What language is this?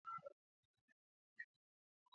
Georgian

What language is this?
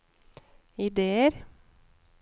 Norwegian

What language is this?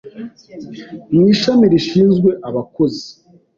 Kinyarwanda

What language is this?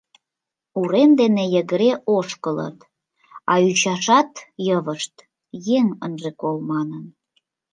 Mari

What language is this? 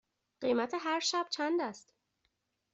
Persian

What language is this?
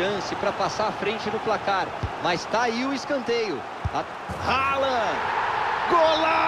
Portuguese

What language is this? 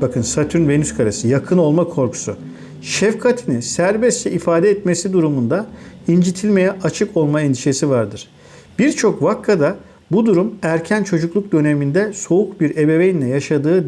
Turkish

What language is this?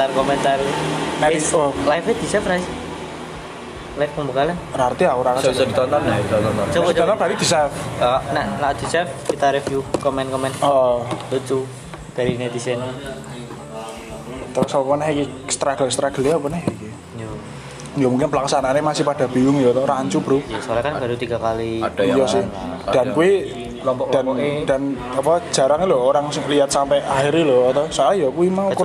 Indonesian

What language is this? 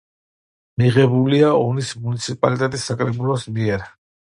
Georgian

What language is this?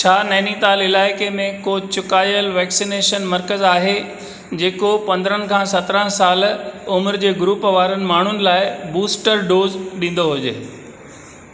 Sindhi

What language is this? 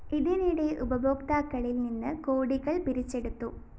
Malayalam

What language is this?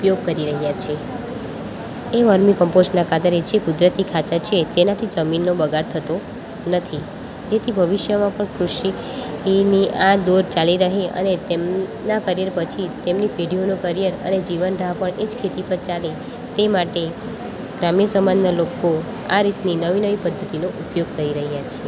Gujarati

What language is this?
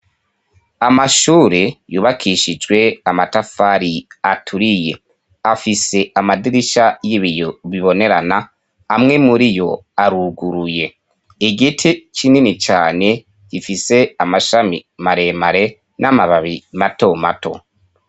Rundi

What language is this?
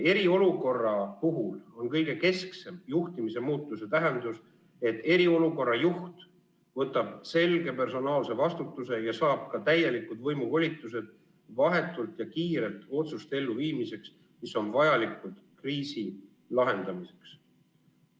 Estonian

